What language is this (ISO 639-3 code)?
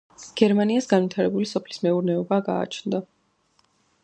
kat